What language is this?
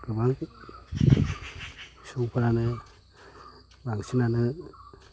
Bodo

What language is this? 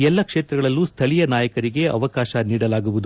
Kannada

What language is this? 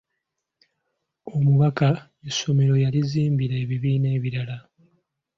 Ganda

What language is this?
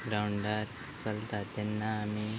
Konkani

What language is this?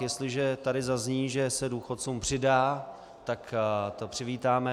Czech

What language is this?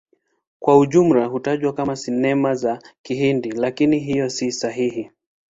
Swahili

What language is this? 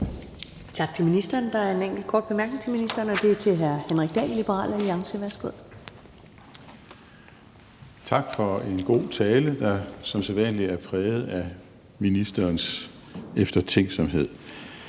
Danish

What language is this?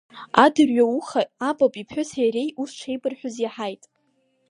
Abkhazian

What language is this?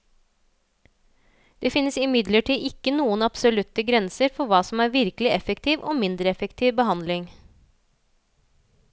Norwegian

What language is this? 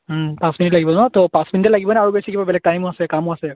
Assamese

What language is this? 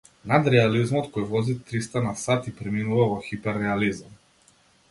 Macedonian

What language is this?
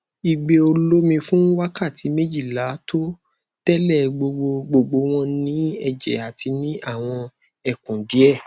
Yoruba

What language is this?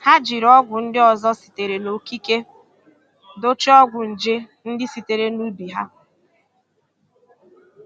Igbo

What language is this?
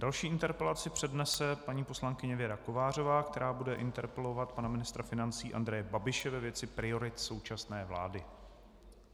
Czech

